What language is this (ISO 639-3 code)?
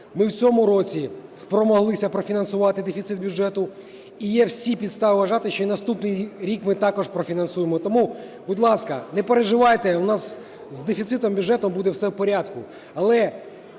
ukr